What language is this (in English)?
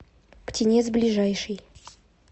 Russian